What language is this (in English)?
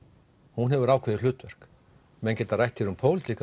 Icelandic